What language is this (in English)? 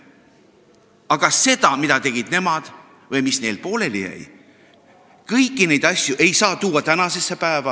Estonian